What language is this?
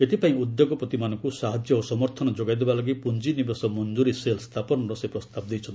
Odia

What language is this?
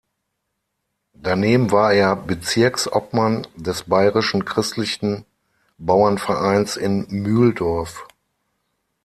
German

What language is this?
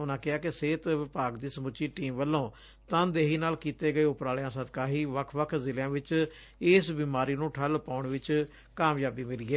Punjabi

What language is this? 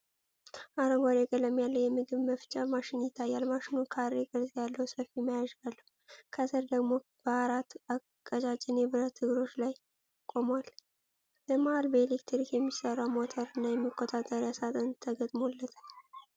Amharic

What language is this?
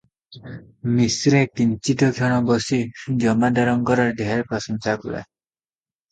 Odia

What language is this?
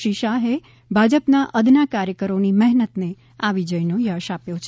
Gujarati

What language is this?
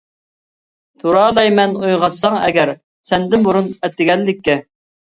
Uyghur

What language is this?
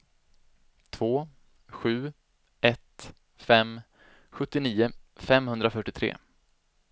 Swedish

